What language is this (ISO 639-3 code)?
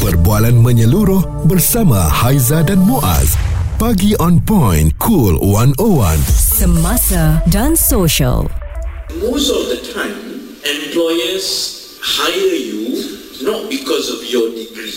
msa